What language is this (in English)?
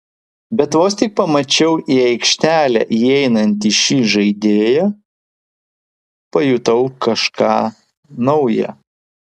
Lithuanian